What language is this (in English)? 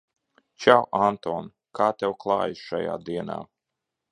Latvian